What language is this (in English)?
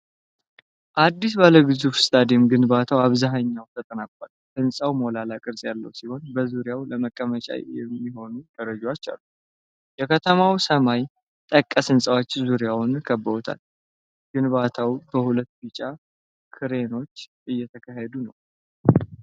Amharic